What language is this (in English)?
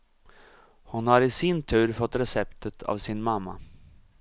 Swedish